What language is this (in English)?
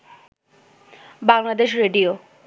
Bangla